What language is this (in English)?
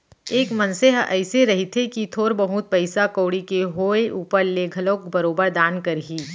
Chhattisgarhi